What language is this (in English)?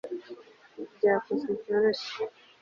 Kinyarwanda